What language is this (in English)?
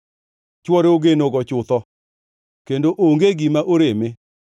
Luo (Kenya and Tanzania)